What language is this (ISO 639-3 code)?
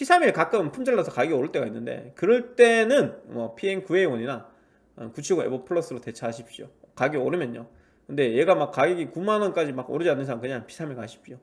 kor